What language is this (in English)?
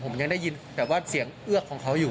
Thai